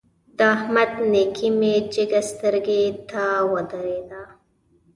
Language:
Pashto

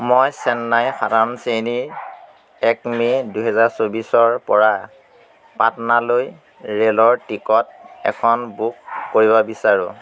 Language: Assamese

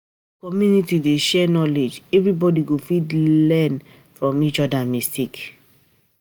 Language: Nigerian Pidgin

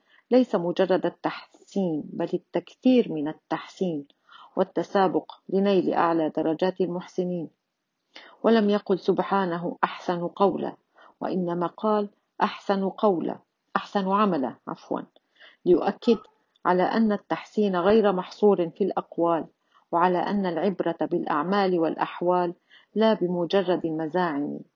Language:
Arabic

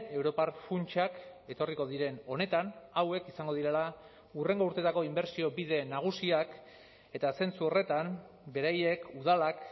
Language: Basque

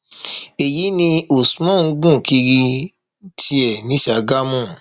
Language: Yoruba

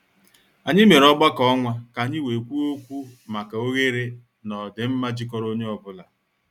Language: Igbo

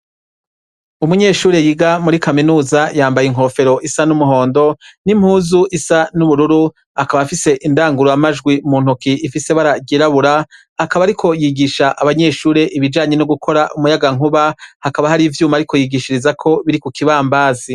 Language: Rundi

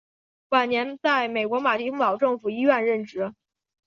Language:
Chinese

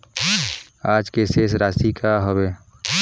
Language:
Chhattisgarhi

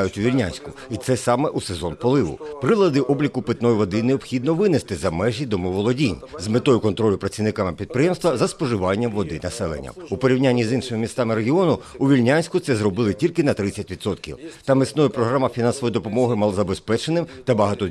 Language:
Ukrainian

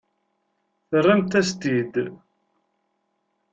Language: Kabyle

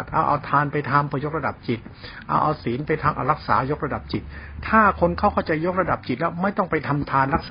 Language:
Thai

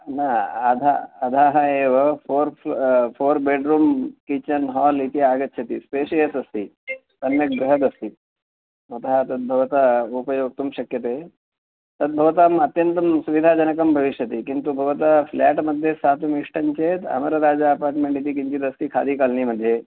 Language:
Sanskrit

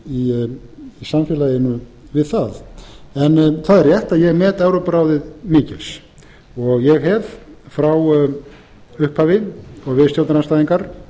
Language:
Icelandic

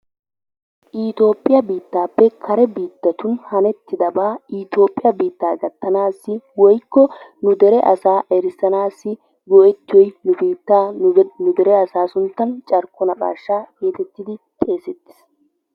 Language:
Wolaytta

